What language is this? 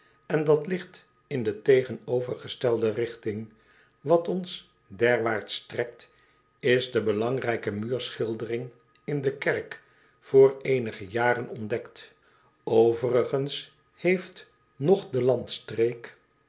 Dutch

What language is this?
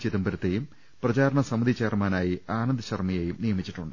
Malayalam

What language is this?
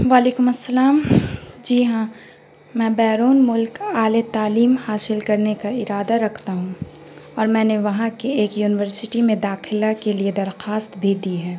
Urdu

